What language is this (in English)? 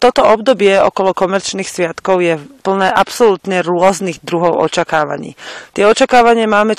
Slovak